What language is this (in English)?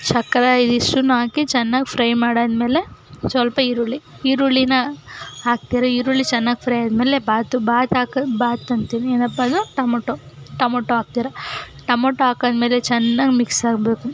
Kannada